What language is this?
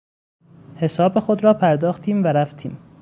Persian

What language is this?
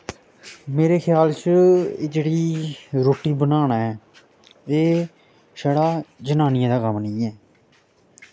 Dogri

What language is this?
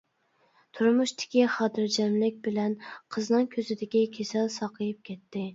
Uyghur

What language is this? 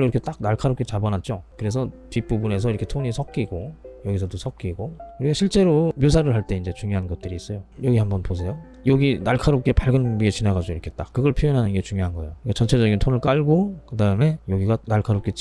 Korean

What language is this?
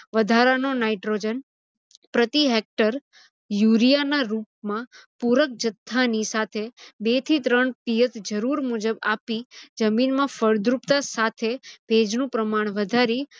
Gujarati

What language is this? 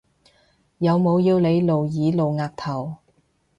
Cantonese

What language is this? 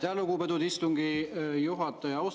Estonian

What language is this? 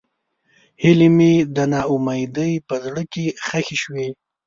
Pashto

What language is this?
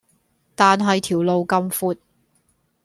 Cantonese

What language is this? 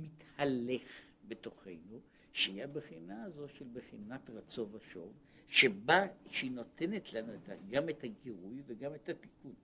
Hebrew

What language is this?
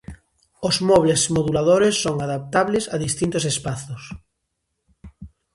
Galician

